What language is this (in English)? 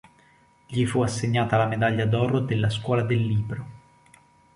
Italian